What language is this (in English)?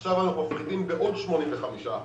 Hebrew